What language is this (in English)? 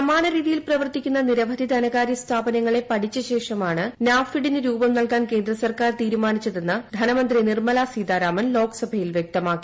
Malayalam